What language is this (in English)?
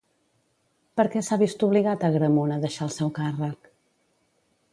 Catalan